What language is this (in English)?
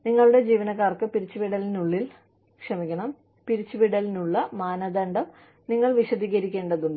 Malayalam